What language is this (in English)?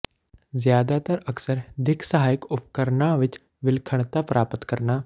Punjabi